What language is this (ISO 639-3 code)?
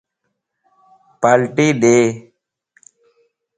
lss